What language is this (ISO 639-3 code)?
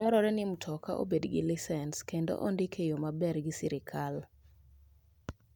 luo